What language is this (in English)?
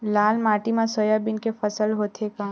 Chhattisgarhi